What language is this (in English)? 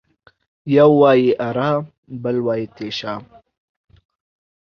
Pashto